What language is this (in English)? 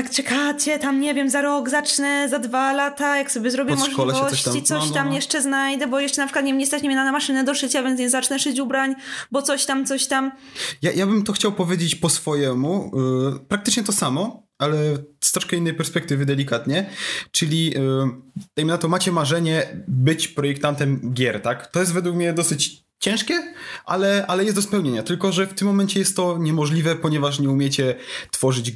Polish